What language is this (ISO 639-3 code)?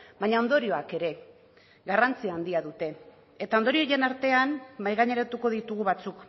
eus